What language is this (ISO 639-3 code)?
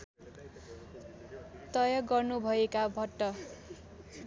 nep